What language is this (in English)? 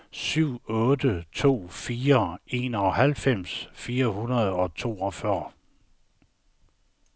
Danish